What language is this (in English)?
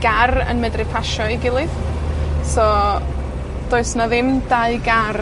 Welsh